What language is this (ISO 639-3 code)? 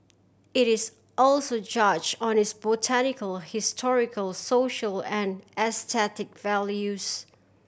eng